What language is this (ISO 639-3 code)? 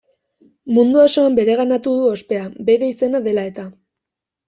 eus